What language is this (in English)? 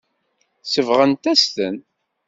Kabyle